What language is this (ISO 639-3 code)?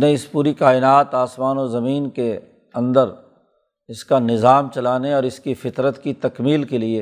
urd